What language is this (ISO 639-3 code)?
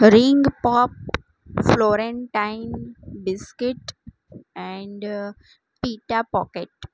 guj